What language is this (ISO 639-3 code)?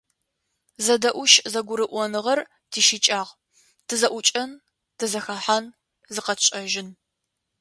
ady